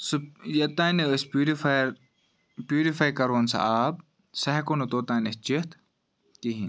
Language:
Kashmiri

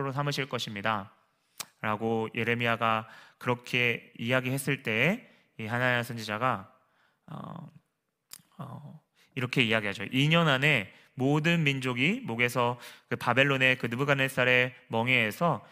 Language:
Korean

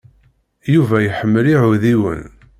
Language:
Kabyle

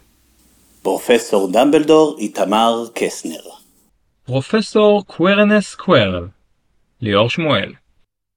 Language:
Hebrew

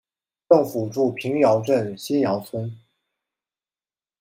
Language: Chinese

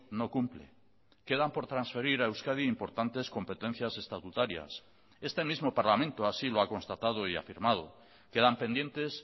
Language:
Spanish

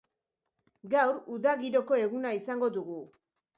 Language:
Basque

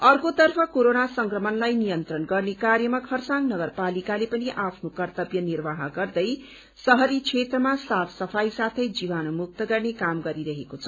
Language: Nepali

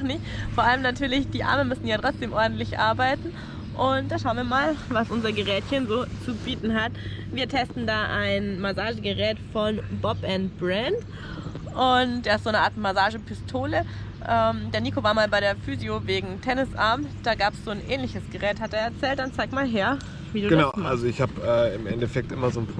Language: German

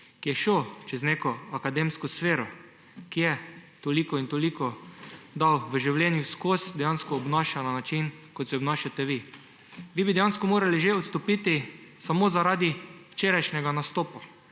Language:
Slovenian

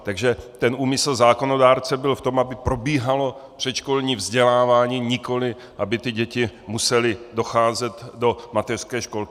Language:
Czech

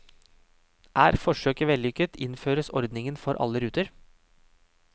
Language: Norwegian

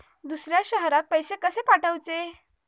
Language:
Marathi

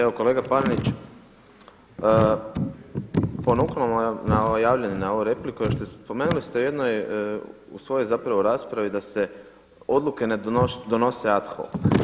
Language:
Croatian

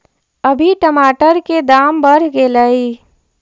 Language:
Magahi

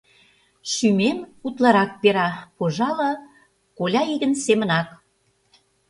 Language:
Mari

